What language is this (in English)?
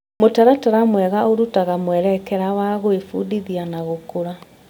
Kikuyu